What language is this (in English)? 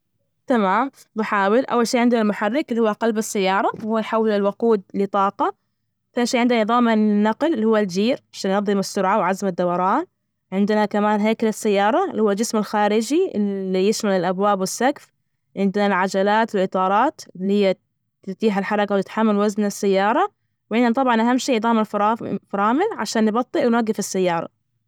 Najdi Arabic